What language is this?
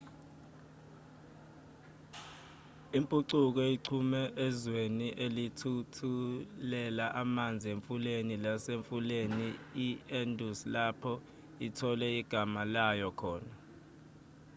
Zulu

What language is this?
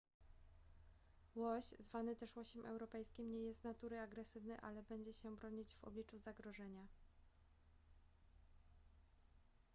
Polish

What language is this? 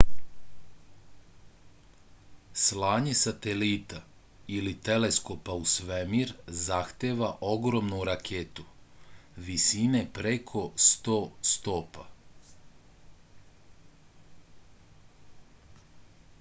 Serbian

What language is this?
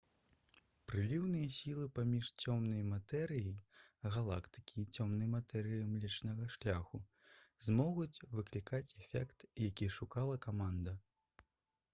Belarusian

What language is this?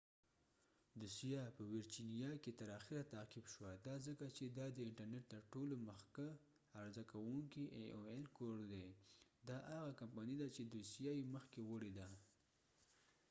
Pashto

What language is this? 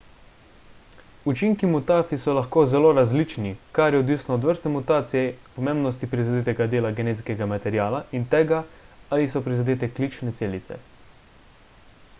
Slovenian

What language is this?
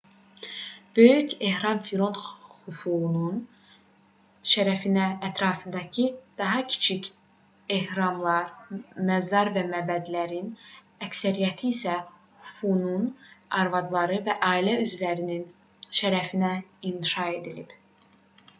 Azerbaijani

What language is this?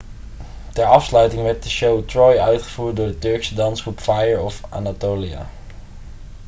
Dutch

